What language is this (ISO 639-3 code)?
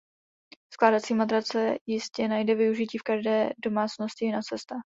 ces